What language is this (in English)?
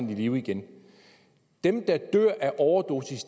Danish